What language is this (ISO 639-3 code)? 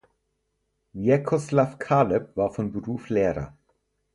deu